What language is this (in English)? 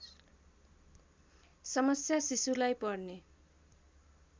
Nepali